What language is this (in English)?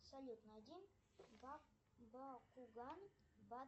Russian